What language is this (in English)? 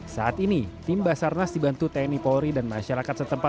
Indonesian